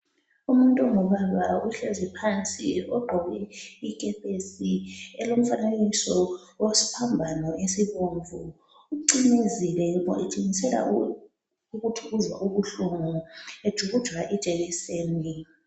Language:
North Ndebele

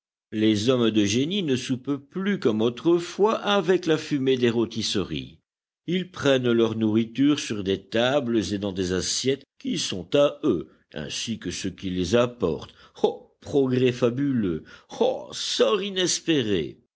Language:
French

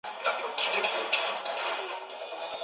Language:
Chinese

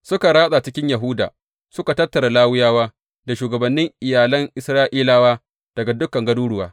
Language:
Hausa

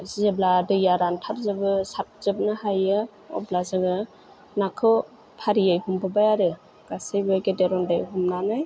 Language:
Bodo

